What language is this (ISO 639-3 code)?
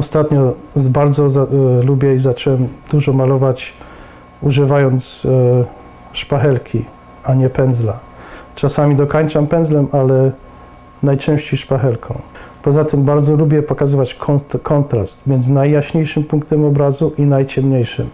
pol